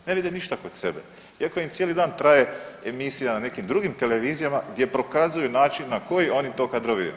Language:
Croatian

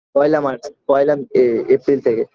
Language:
Bangla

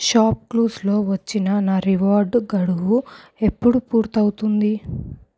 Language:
Telugu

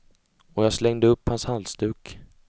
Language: Swedish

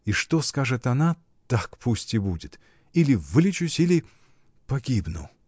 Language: Russian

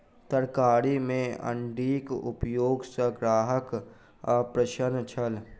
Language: Maithili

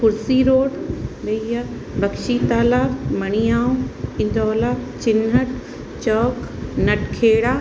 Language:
Sindhi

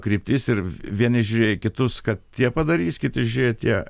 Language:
Lithuanian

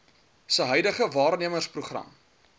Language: Afrikaans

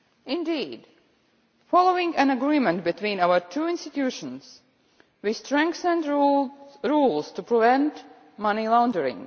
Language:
English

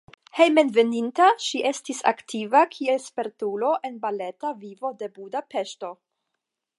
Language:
Esperanto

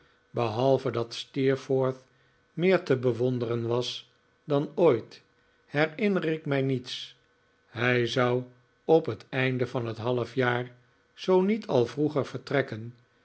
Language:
Dutch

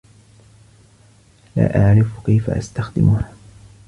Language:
Arabic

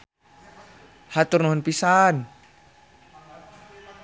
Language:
Sundanese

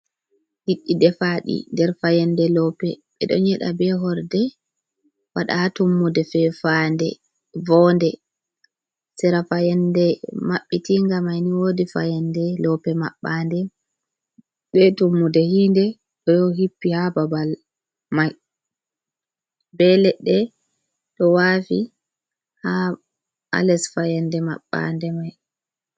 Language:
Fula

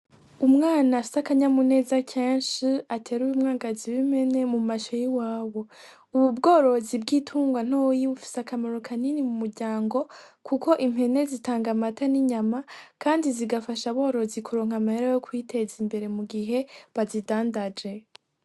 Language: Rundi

